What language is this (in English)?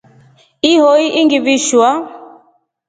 Rombo